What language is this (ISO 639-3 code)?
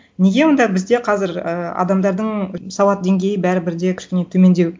kaz